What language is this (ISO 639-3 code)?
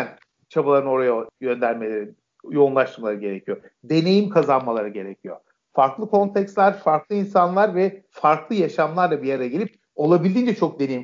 tur